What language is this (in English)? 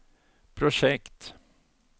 Swedish